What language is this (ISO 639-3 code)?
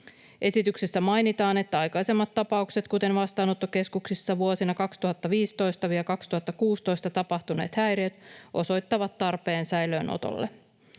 fin